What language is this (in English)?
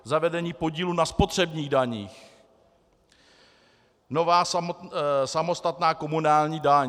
Czech